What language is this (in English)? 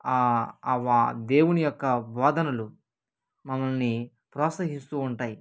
Telugu